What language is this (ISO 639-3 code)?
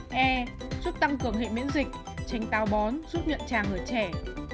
vie